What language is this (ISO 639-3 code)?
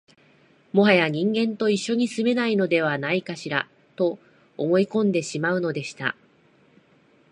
jpn